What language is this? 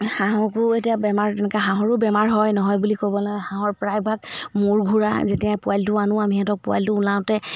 Assamese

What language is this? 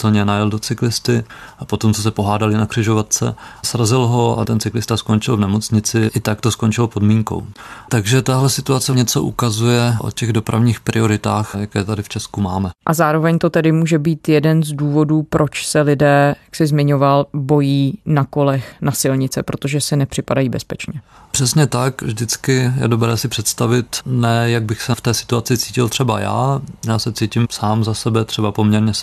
Czech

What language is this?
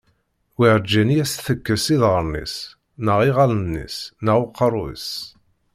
Kabyle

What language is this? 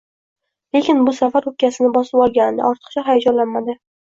Uzbek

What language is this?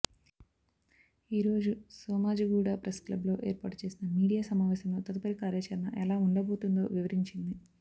Telugu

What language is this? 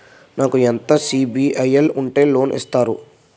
Telugu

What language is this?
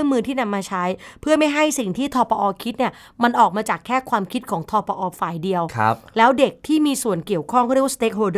Thai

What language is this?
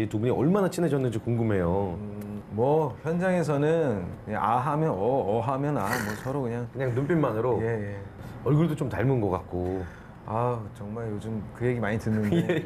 Korean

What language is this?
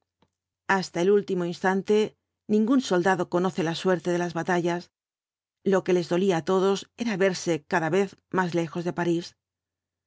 Spanish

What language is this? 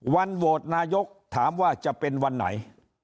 Thai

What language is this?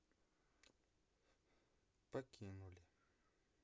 Russian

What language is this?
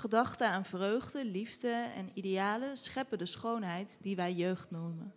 Dutch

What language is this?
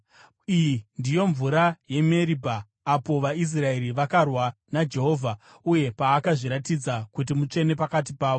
Shona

